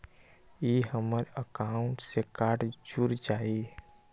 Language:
Magahi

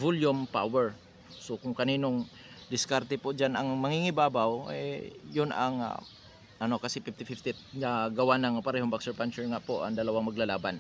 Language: Filipino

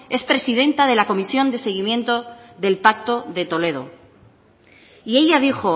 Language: Spanish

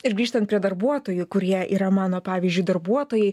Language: Lithuanian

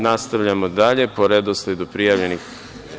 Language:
Serbian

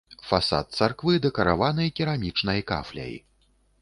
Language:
Belarusian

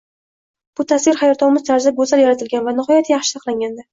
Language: Uzbek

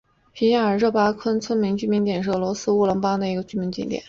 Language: Chinese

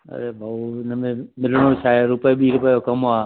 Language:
Sindhi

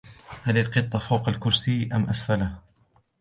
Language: Arabic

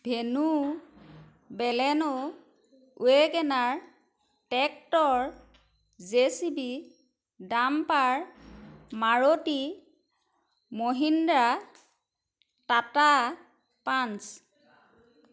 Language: Assamese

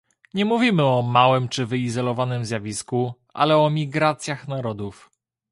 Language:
Polish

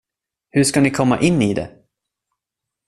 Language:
Swedish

